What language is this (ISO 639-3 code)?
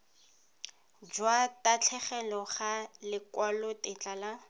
tsn